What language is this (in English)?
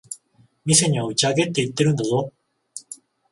Japanese